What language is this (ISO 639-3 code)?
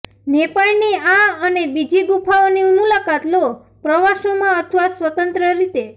guj